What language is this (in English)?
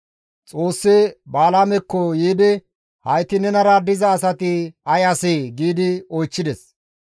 Gamo